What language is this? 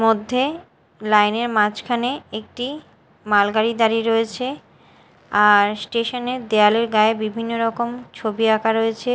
Bangla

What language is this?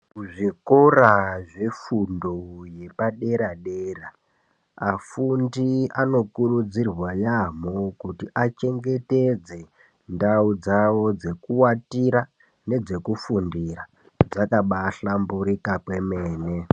Ndau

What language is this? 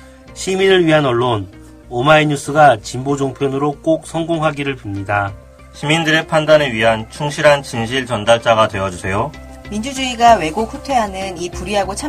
Korean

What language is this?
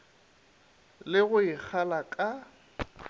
Northern Sotho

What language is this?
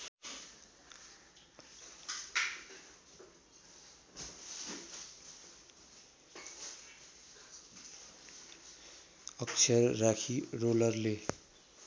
Nepali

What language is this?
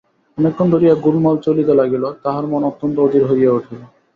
Bangla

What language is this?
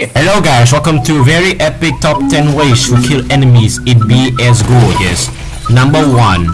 English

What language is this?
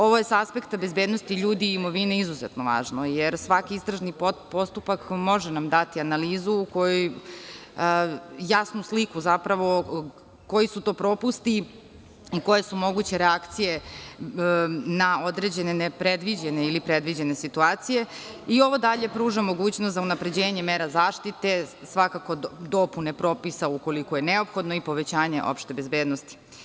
Serbian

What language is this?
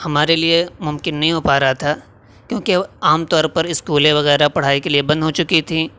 Urdu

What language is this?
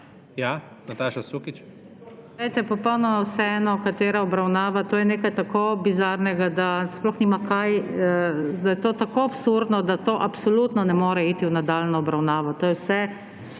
Slovenian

